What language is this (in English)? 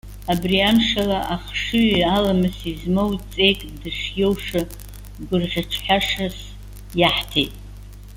Abkhazian